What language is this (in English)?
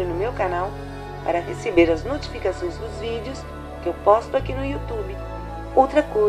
Portuguese